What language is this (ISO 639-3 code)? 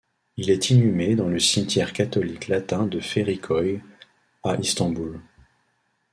fra